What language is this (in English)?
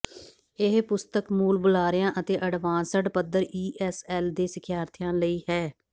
Punjabi